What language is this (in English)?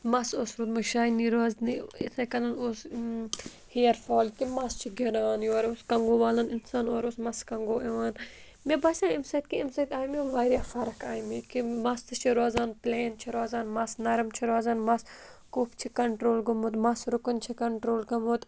Kashmiri